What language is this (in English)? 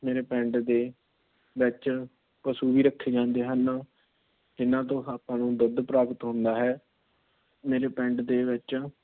Punjabi